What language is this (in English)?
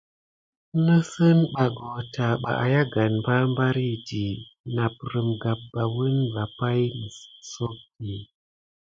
Gidar